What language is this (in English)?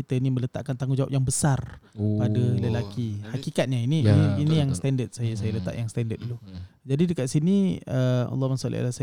Malay